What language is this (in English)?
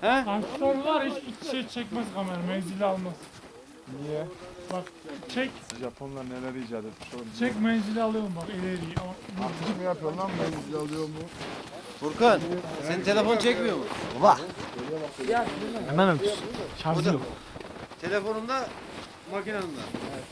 Turkish